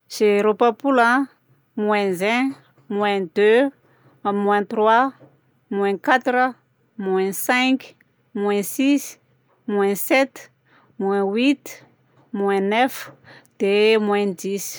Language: Southern Betsimisaraka Malagasy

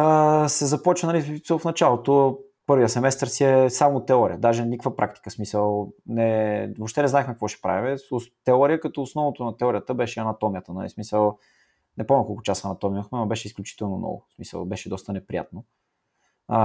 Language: Bulgarian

